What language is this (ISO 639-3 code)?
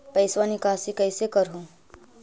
mag